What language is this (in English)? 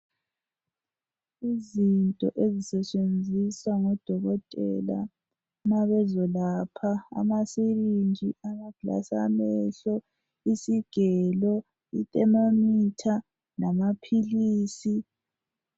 North Ndebele